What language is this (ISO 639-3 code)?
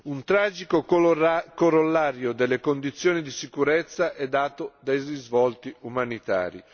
ita